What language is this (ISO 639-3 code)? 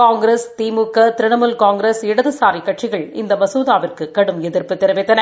tam